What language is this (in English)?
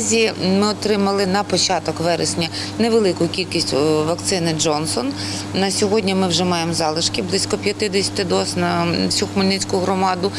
Ukrainian